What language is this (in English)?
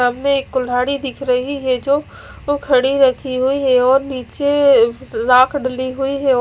Hindi